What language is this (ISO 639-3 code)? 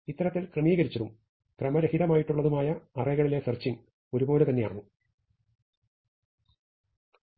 mal